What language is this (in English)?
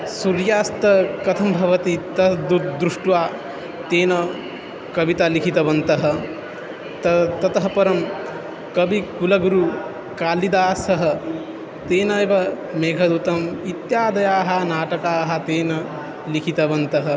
Sanskrit